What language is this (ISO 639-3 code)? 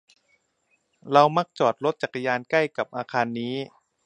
tha